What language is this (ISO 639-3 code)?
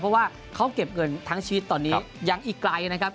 tha